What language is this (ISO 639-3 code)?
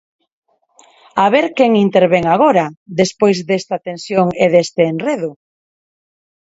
glg